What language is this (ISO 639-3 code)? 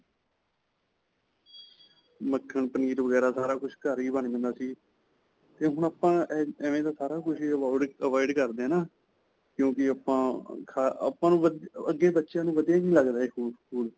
pan